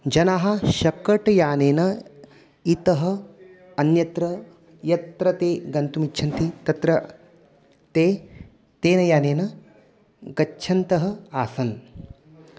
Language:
Sanskrit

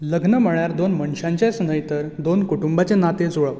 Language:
Konkani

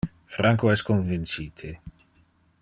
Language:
Interlingua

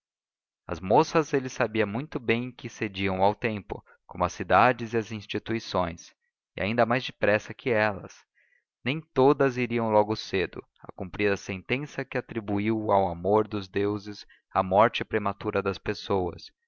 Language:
Portuguese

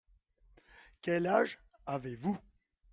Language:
French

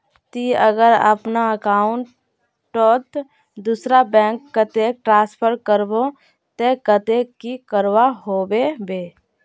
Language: Magahi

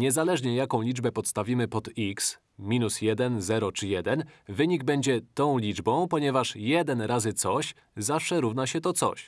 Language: Polish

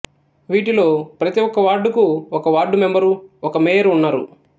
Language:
Telugu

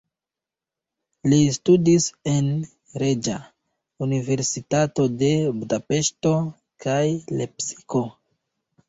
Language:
Esperanto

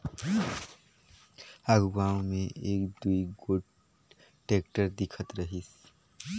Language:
Chhattisgarhi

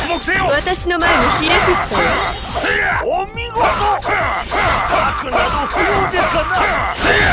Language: Japanese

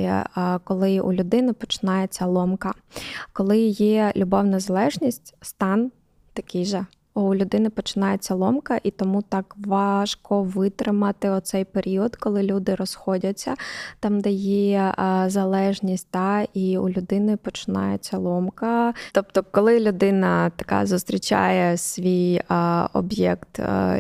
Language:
Ukrainian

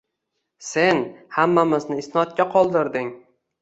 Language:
Uzbek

